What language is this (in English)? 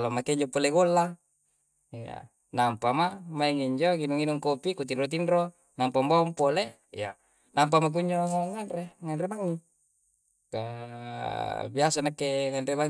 Coastal Konjo